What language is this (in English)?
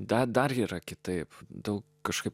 Lithuanian